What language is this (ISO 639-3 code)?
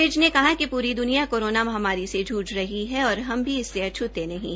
hin